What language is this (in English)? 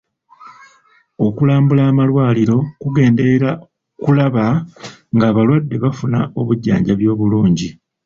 Ganda